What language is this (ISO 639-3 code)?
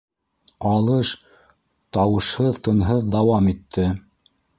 bak